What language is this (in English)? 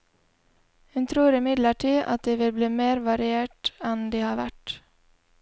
Norwegian